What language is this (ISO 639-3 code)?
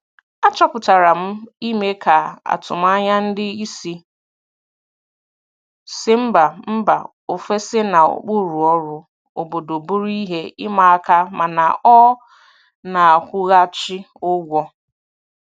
ibo